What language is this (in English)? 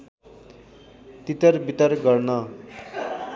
Nepali